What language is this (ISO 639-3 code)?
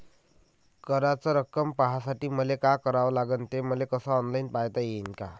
mar